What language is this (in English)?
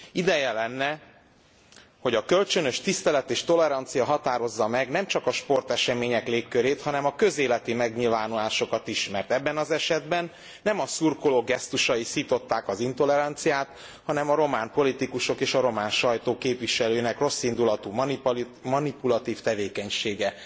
Hungarian